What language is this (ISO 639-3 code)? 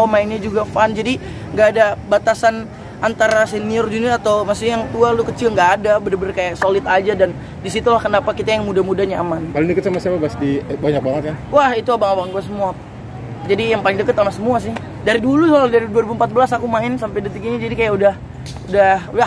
ind